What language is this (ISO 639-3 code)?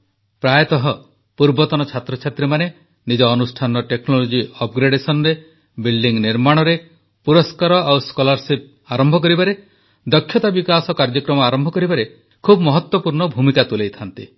ori